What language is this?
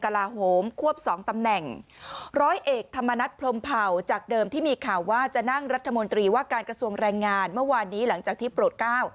Thai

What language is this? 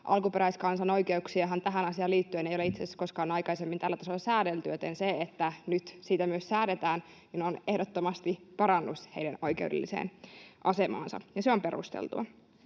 Finnish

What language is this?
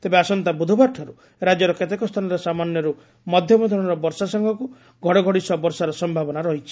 Odia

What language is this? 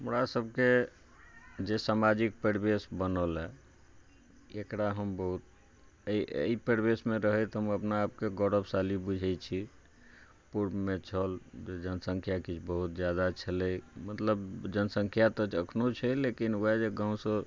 Maithili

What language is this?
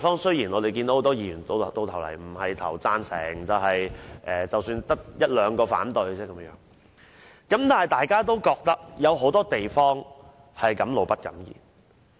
Cantonese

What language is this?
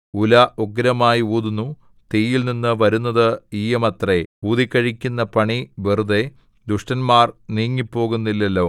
Malayalam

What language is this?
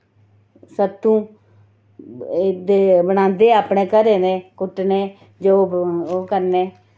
Dogri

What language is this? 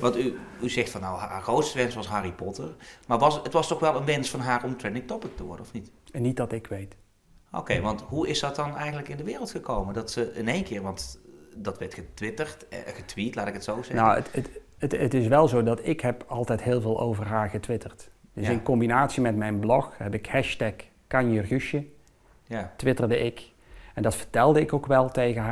Dutch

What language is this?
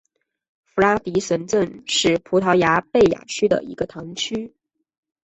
Chinese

